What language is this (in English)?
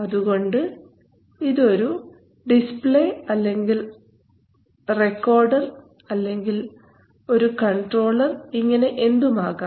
Malayalam